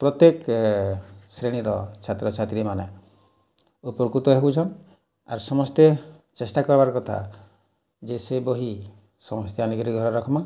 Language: Odia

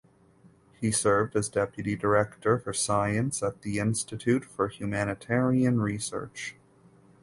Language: English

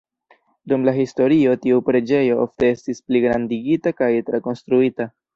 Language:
Esperanto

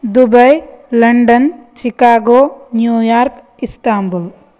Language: Sanskrit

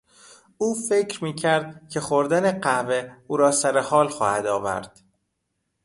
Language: Persian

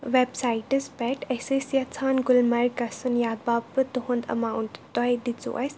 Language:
Kashmiri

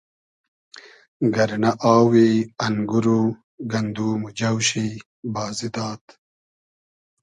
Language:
Hazaragi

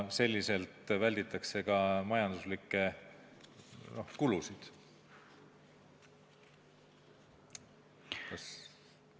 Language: Estonian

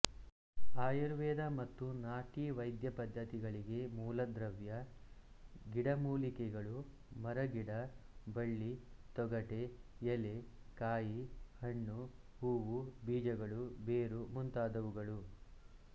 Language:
Kannada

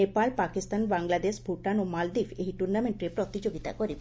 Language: Odia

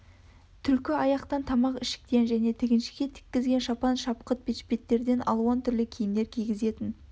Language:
Kazakh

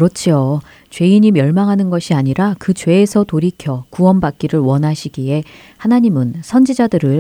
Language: Korean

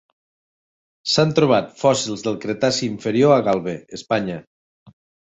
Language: Catalan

